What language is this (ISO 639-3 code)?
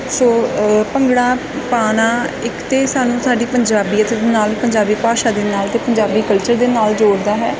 pan